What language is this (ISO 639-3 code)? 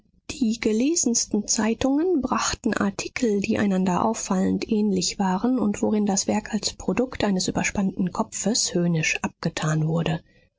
deu